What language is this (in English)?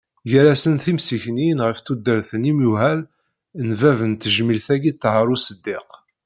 Kabyle